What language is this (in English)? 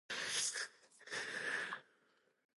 Chinese